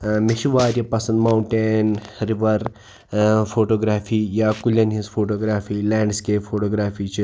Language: Kashmiri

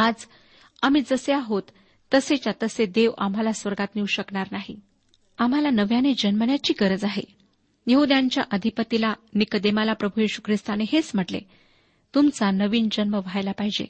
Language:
Marathi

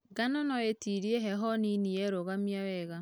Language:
Kikuyu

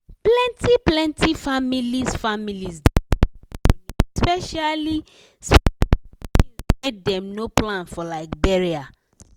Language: Nigerian Pidgin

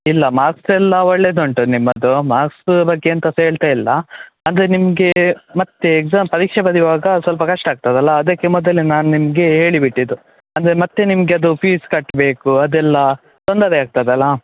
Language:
Kannada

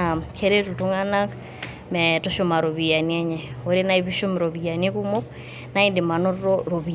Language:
Masai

